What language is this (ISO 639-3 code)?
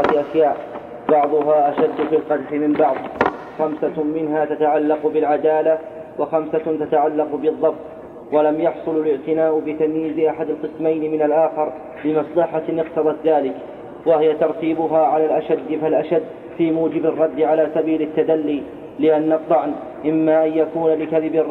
ara